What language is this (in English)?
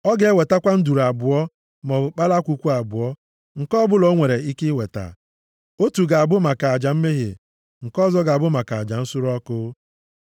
Igbo